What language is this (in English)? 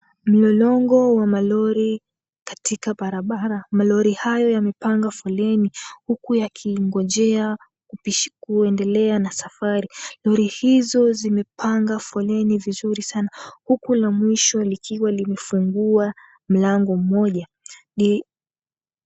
Swahili